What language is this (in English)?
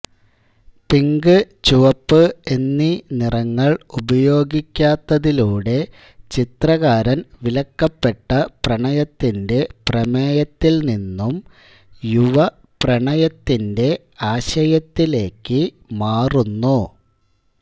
Malayalam